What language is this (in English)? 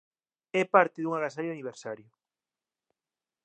Galician